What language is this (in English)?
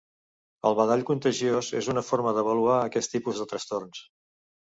Catalan